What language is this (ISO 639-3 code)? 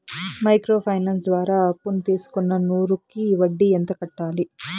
tel